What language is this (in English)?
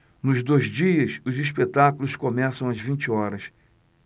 Portuguese